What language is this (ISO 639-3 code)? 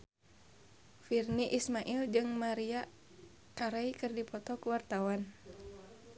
sun